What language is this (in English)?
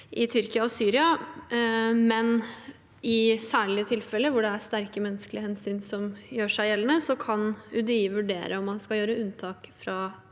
Norwegian